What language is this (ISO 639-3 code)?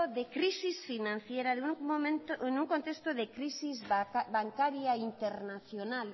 spa